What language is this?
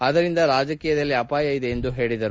Kannada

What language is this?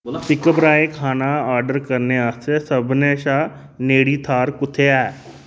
Dogri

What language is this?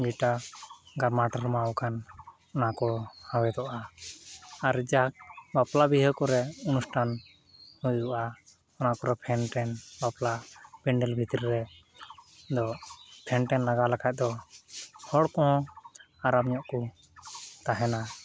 Santali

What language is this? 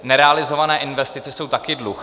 Czech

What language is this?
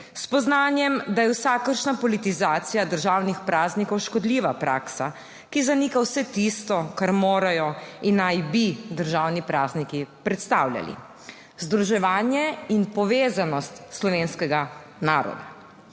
Slovenian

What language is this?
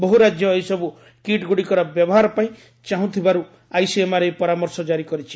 Odia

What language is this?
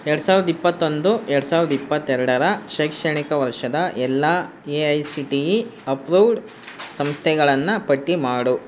Kannada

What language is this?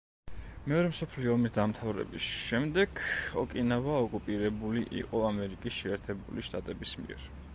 Georgian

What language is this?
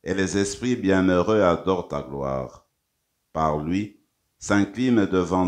French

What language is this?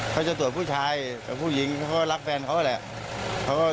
Thai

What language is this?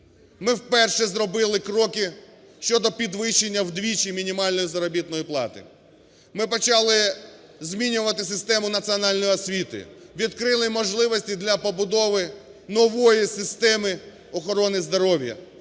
Ukrainian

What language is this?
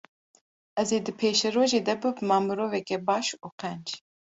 Kurdish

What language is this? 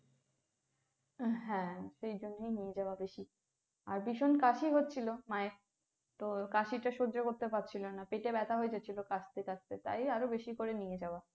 Bangla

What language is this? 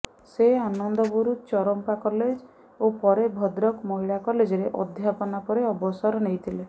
Odia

